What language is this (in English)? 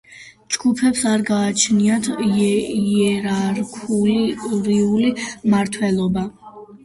Georgian